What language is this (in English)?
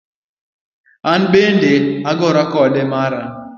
Luo (Kenya and Tanzania)